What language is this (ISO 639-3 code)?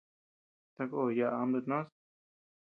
cux